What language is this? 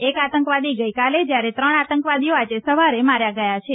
Gujarati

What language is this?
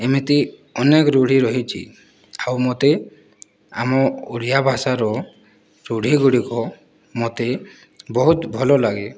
Odia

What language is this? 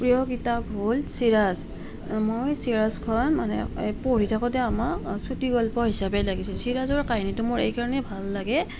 Assamese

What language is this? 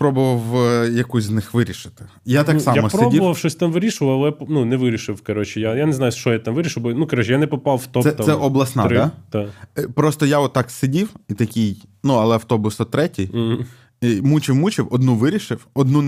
Ukrainian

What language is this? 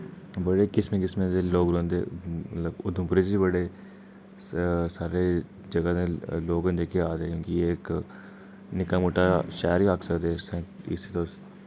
Dogri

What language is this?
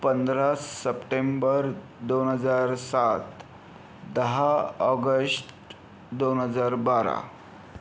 Marathi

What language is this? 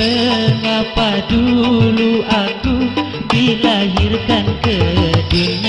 Indonesian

